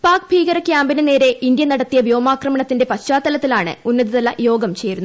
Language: Malayalam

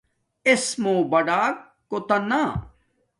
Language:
Domaaki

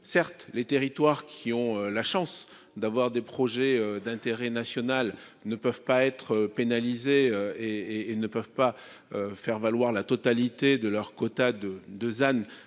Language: French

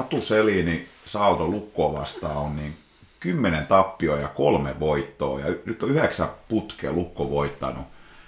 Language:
Finnish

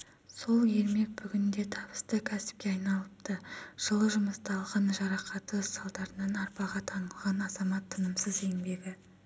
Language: Kazakh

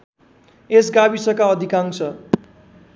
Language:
Nepali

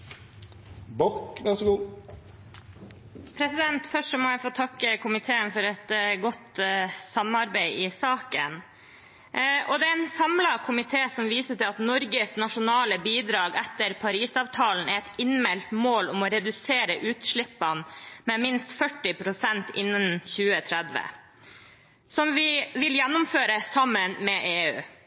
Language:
Norwegian Bokmål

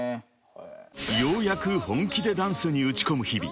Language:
Japanese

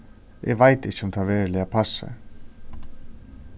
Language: Faroese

